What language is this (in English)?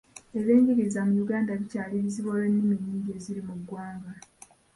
Ganda